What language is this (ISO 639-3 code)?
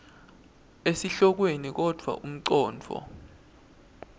ssw